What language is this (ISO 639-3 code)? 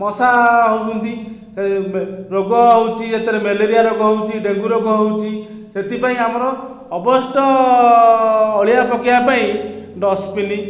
ori